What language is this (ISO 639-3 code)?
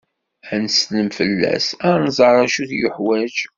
kab